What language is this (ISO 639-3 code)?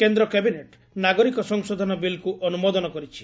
ori